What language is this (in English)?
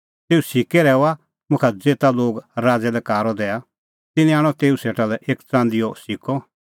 Kullu Pahari